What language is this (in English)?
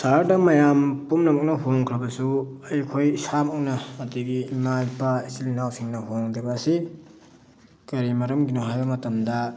Manipuri